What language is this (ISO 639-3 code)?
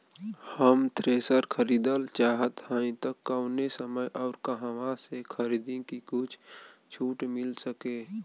bho